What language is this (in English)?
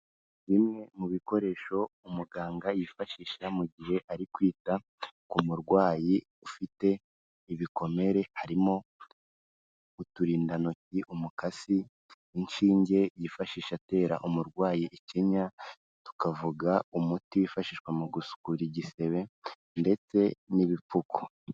Kinyarwanda